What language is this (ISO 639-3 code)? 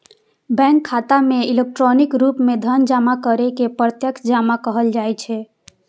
mai